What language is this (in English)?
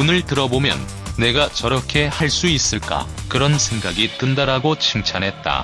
Korean